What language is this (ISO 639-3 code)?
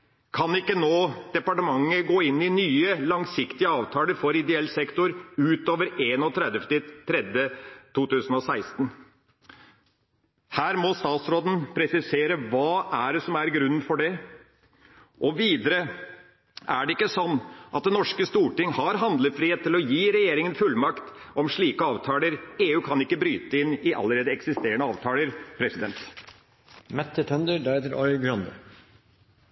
nob